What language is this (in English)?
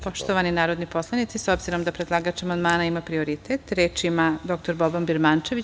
Serbian